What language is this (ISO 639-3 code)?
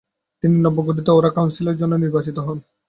ben